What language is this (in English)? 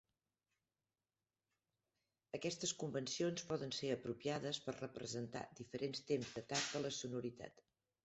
Catalan